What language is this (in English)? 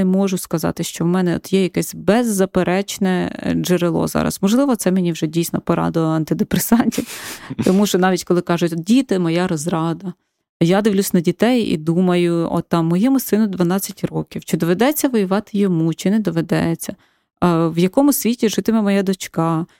Ukrainian